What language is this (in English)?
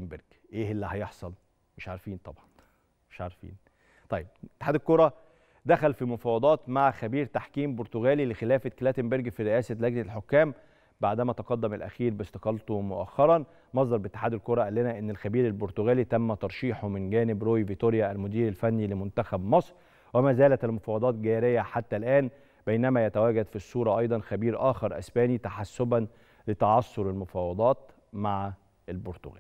Arabic